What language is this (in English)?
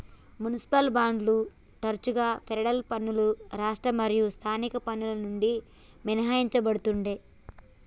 Telugu